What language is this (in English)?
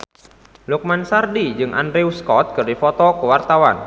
Sundanese